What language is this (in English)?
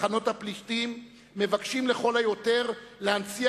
Hebrew